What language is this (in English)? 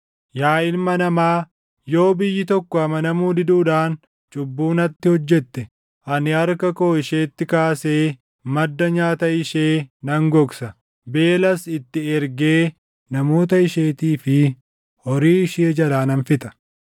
Oromo